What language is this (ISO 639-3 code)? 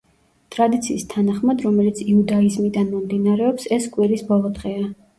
kat